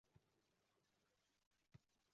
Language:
Uzbek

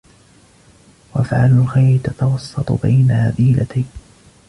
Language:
Arabic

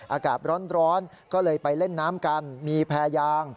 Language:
Thai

